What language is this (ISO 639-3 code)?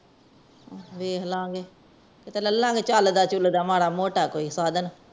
pan